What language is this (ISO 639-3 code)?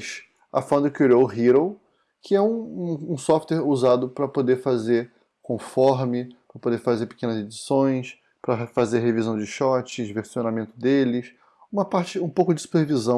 por